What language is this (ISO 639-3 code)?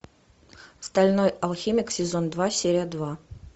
rus